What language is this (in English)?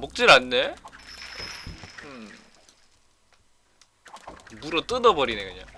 Korean